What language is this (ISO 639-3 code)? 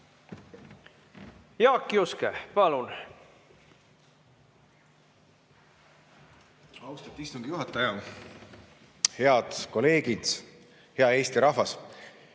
est